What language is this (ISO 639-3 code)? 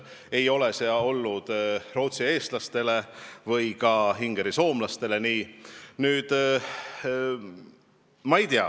est